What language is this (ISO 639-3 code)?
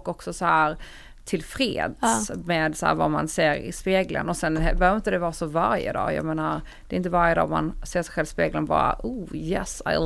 swe